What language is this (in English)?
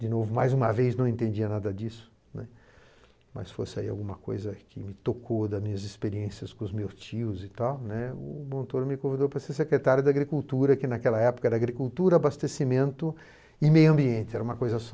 Portuguese